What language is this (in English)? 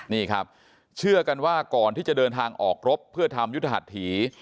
Thai